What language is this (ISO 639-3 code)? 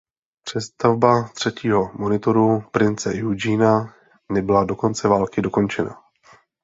ces